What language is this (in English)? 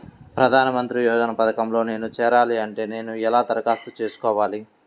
Telugu